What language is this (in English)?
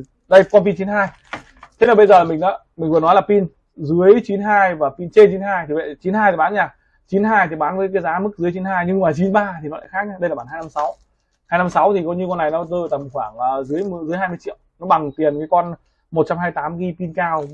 Vietnamese